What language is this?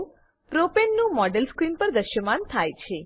Gujarati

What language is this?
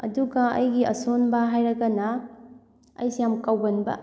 Manipuri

